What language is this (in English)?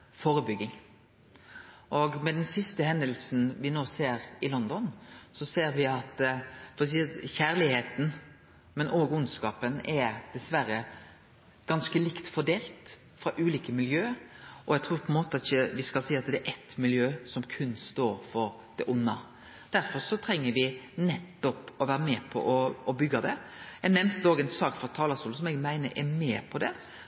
Norwegian Nynorsk